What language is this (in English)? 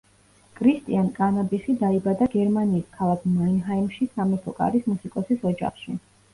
Georgian